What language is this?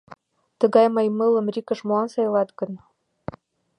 Mari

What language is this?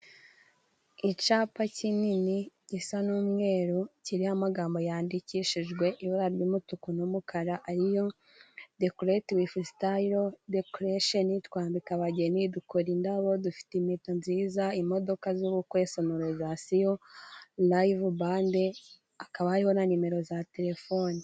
Kinyarwanda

